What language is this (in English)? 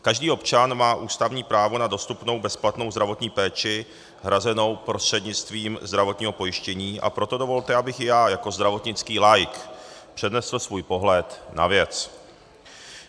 Czech